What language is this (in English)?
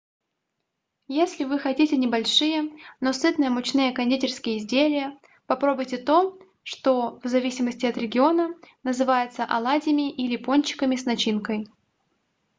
Russian